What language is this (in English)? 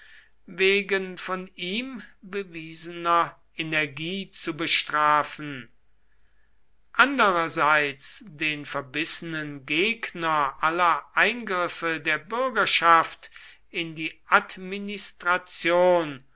German